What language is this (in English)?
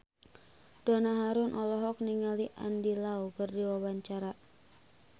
Sundanese